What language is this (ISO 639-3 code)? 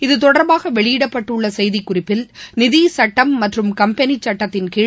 tam